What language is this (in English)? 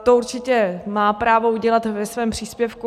Czech